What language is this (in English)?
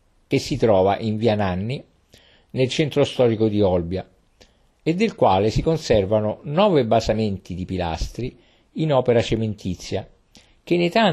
Italian